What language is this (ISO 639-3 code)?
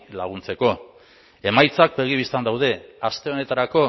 eus